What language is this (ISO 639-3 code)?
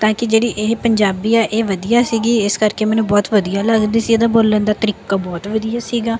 pan